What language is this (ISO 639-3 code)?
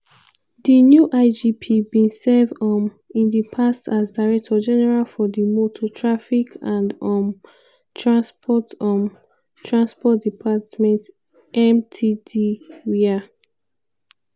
pcm